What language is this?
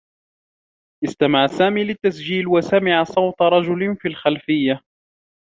Arabic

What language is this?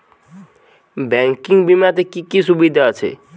Bangla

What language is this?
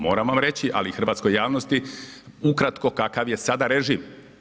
Croatian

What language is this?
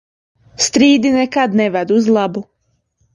Latvian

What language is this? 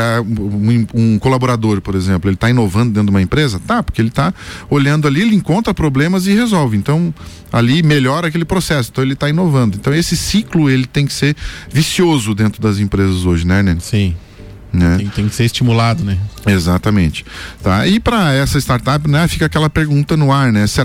Portuguese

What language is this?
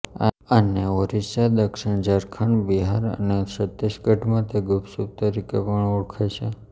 Gujarati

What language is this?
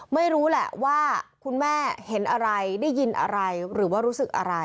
Thai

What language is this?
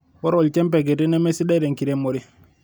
Masai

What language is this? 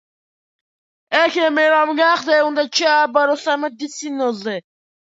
Georgian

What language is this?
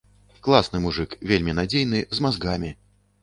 Belarusian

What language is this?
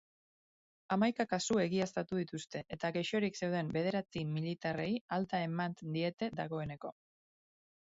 Basque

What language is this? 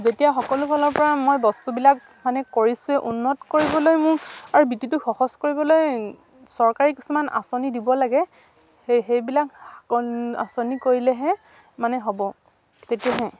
Assamese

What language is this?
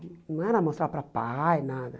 Portuguese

